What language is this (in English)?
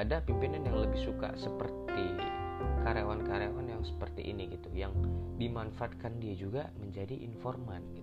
Indonesian